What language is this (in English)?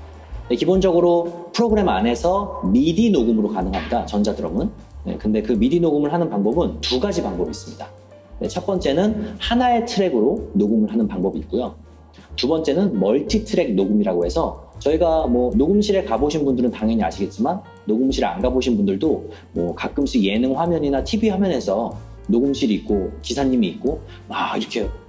Korean